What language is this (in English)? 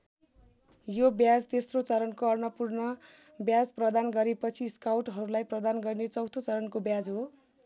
Nepali